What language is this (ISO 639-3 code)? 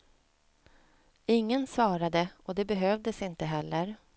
swe